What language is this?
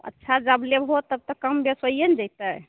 Maithili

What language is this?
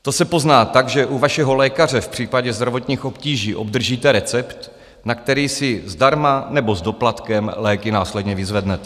Czech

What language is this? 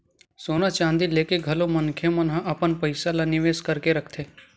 Chhattisgarhi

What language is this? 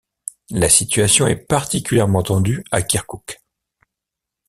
French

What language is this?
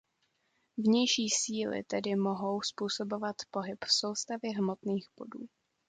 Czech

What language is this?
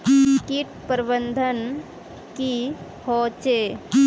Magahi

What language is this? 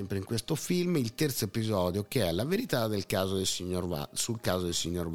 Italian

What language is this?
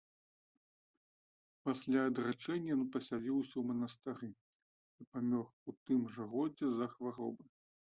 Belarusian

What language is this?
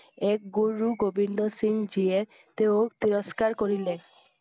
Assamese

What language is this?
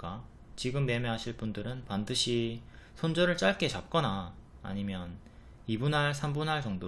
Korean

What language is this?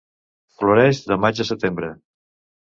Catalan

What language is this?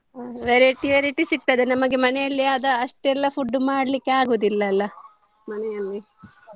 Kannada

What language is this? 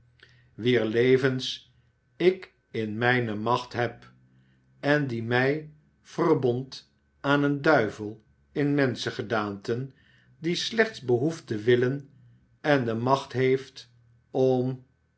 Dutch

